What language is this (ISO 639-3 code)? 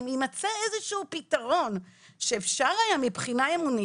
heb